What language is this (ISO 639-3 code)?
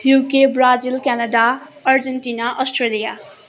nep